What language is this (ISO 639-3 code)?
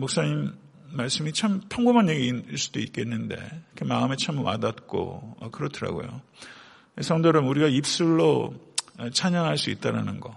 kor